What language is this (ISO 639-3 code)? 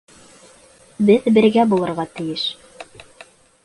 bak